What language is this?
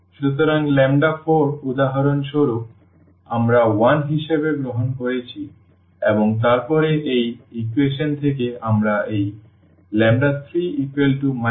Bangla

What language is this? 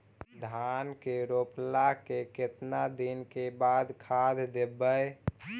Magahi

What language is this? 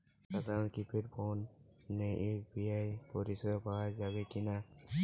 Bangla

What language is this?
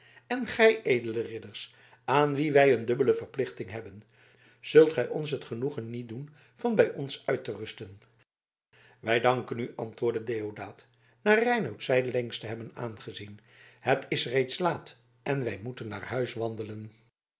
Dutch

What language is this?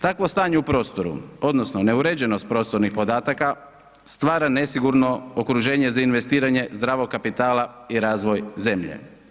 Croatian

